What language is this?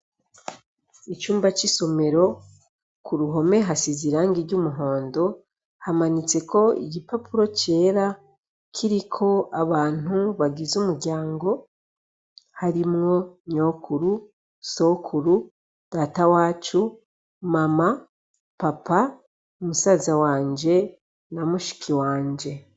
Rundi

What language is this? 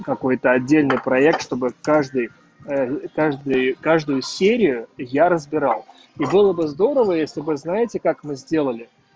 Russian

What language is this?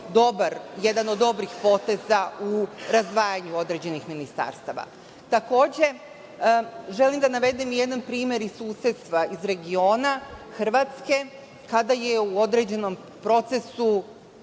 Serbian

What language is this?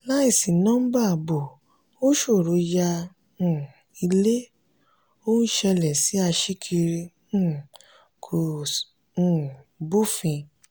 Yoruba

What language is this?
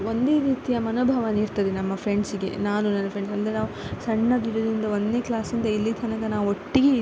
Kannada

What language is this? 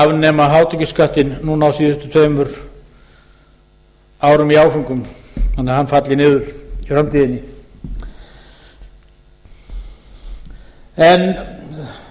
Icelandic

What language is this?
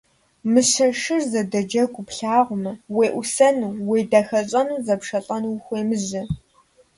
Kabardian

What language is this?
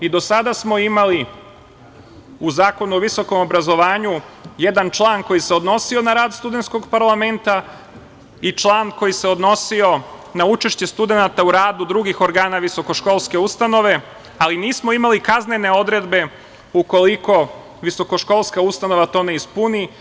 Serbian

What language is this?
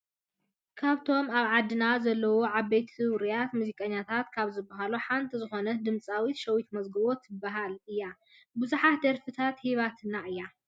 Tigrinya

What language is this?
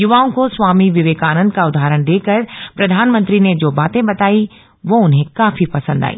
Hindi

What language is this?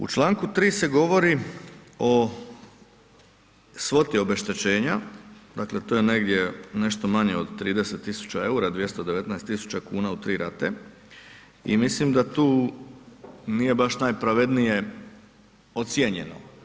Croatian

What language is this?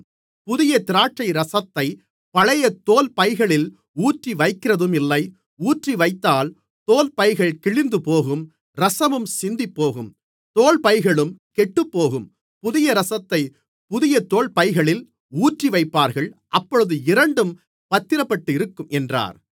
Tamil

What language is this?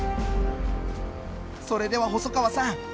Japanese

